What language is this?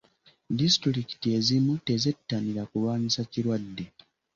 Ganda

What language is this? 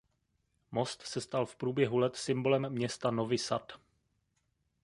Czech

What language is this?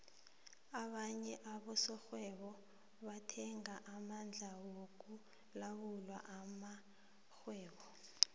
South Ndebele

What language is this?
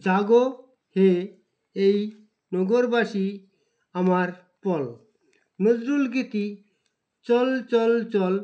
Bangla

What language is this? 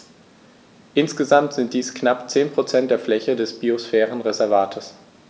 German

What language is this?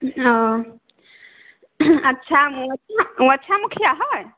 Maithili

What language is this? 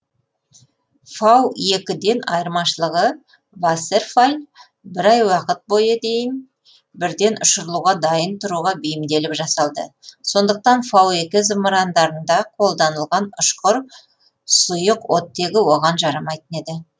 Kazakh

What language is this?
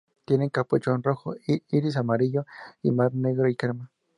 Spanish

